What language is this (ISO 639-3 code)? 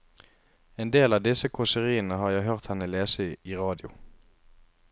nor